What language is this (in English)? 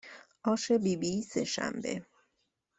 Persian